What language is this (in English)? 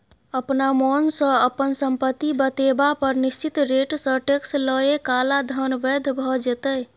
Maithili